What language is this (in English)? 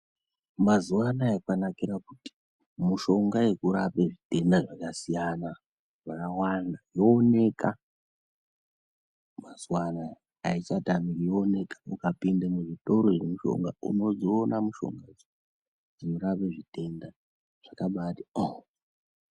Ndau